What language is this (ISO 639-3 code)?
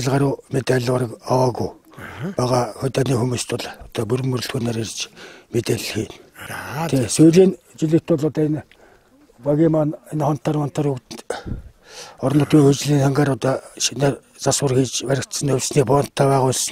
tur